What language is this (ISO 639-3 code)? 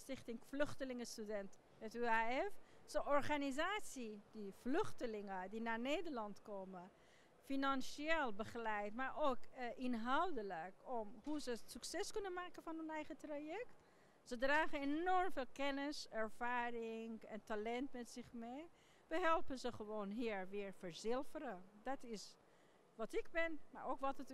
nld